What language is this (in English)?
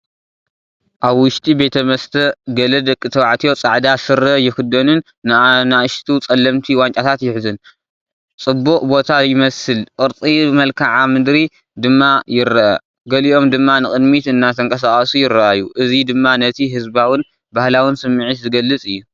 Tigrinya